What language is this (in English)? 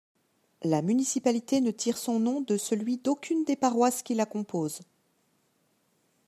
French